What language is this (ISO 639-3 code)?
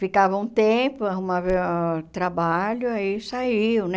por